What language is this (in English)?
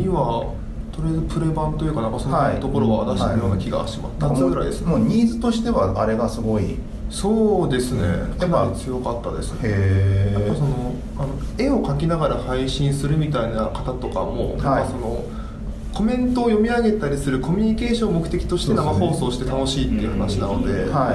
Japanese